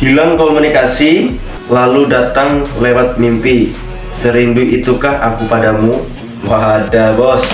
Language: Indonesian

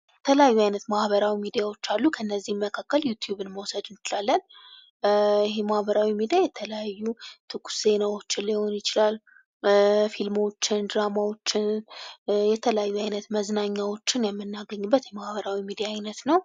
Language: Amharic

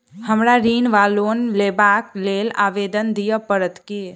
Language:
Maithili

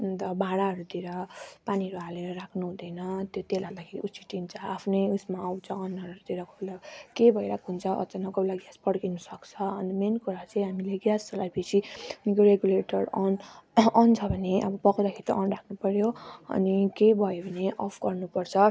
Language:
Nepali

